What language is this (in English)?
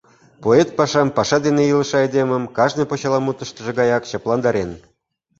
Mari